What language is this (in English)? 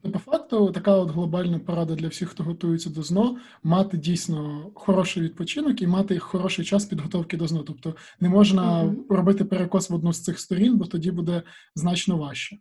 Ukrainian